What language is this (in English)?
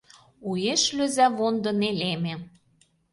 Mari